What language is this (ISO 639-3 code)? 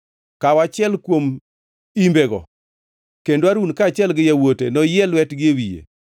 luo